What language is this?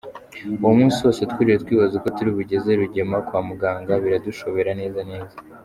Kinyarwanda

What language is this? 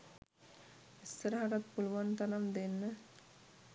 Sinhala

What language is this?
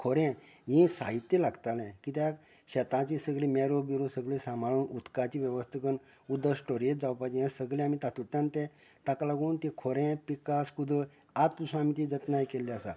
Konkani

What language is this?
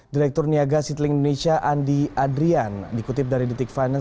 Indonesian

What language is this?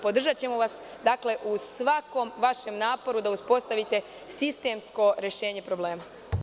Serbian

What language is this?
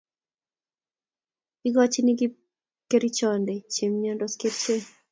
Kalenjin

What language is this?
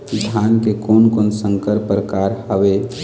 Chhattisgarhi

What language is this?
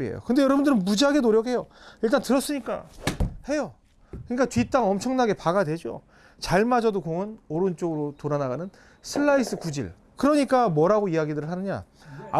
Korean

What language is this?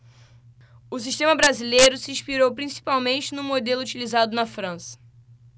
Portuguese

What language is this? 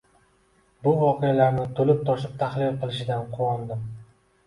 Uzbek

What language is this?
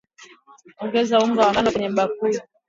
Swahili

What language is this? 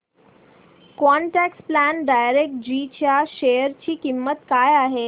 Marathi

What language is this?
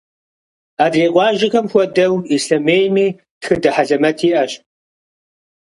Kabardian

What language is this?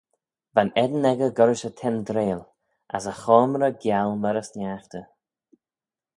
Manx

